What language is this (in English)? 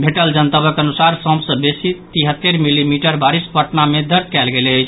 Maithili